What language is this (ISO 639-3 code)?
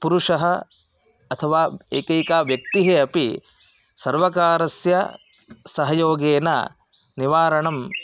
san